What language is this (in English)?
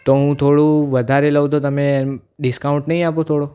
Gujarati